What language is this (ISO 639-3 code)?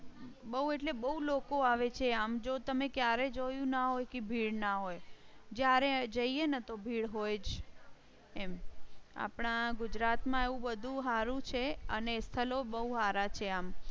guj